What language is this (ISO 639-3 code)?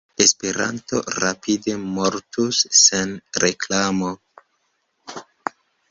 epo